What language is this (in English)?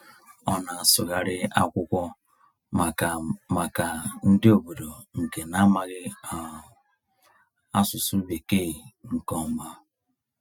Igbo